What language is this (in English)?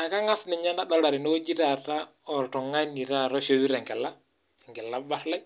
Masai